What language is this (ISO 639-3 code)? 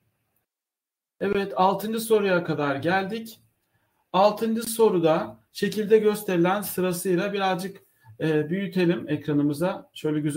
tur